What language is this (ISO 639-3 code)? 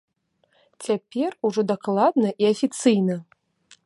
bel